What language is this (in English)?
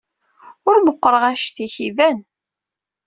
Kabyle